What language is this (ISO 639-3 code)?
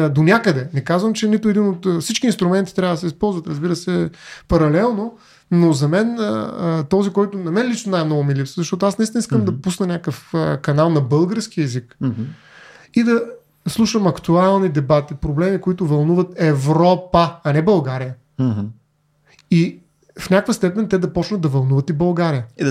bul